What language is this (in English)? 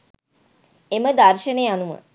Sinhala